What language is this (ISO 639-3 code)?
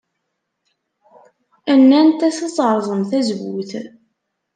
kab